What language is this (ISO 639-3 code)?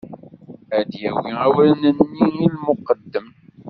kab